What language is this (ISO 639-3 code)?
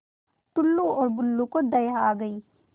hin